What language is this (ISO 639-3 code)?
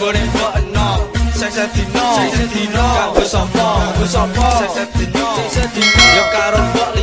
ind